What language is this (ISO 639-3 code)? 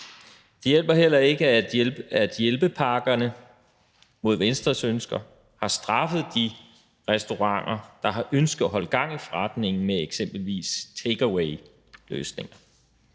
dan